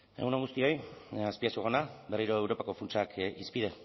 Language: Basque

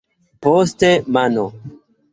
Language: Esperanto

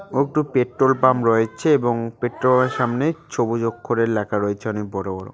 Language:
Bangla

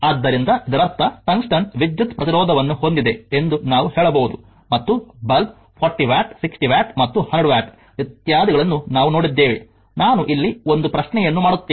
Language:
Kannada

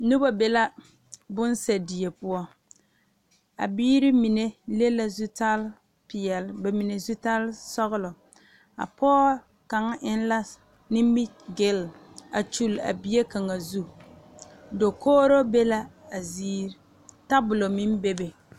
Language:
Southern Dagaare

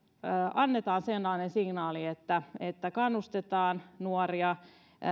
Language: Finnish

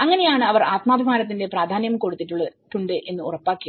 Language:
Malayalam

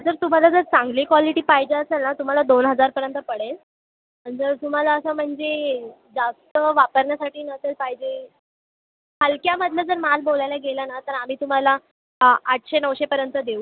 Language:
Marathi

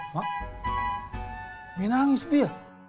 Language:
Indonesian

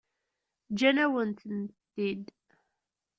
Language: Kabyle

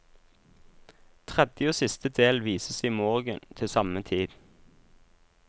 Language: Norwegian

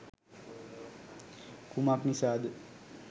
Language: Sinhala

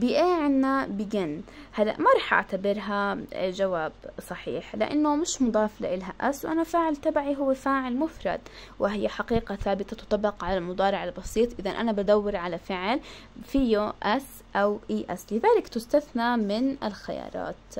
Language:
Arabic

